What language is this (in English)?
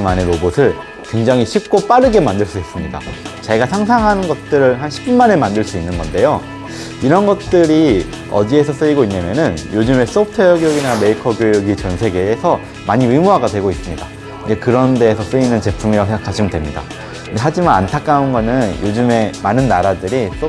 Korean